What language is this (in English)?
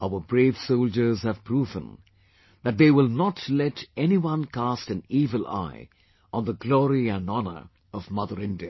English